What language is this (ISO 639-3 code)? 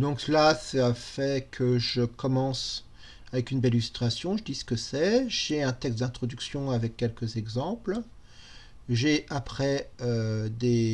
fra